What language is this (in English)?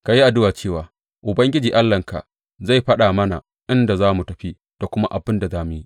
Hausa